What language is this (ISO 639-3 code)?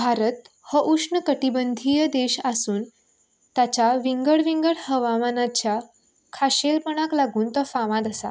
kok